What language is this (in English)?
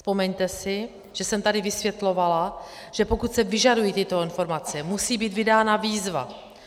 Czech